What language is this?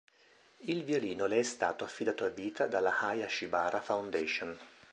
Italian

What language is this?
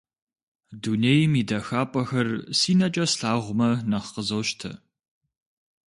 Kabardian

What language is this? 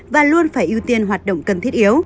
Vietnamese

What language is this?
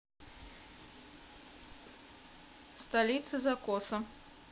Russian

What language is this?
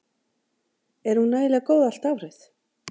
Icelandic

